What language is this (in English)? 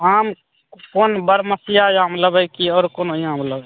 Maithili